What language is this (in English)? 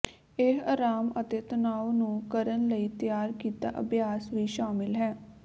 Punjabi